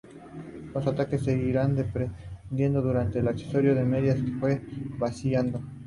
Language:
Spanish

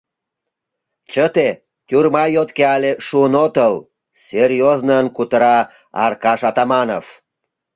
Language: Mari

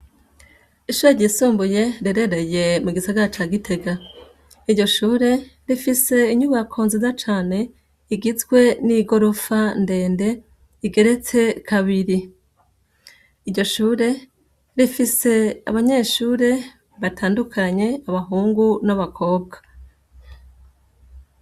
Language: Rundi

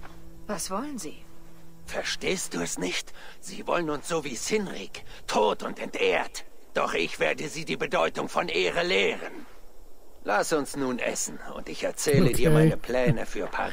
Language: German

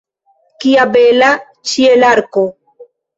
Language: Esperanto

